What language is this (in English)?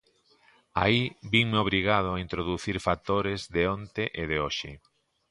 Galician